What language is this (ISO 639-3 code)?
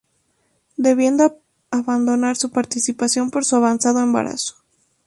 spa